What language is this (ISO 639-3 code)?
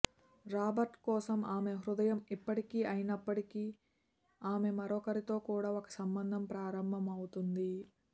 tel